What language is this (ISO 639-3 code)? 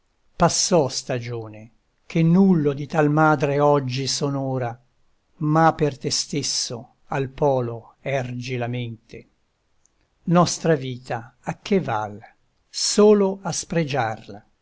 ita